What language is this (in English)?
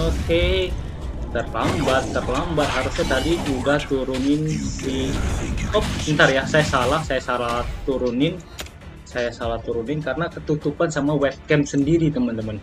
Indonesian